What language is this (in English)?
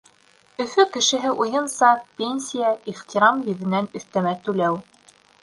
Bashkir